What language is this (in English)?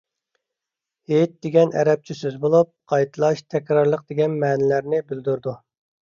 Uyghur